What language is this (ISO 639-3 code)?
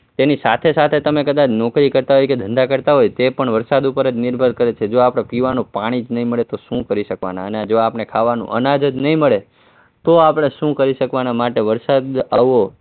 guj